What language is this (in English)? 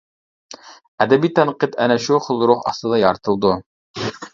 Uyghur